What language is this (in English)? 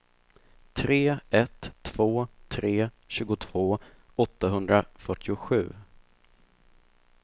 Swedish